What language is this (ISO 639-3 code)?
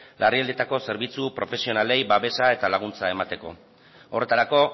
eus